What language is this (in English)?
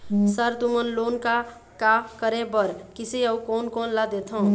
Chhattisgarhi